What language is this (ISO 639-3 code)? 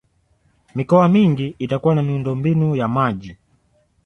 swa